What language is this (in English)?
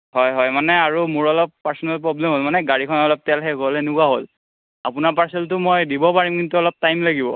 Assamese